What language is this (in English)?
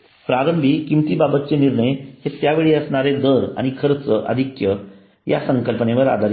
Marathi